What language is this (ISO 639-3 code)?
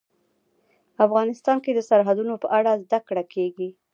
pus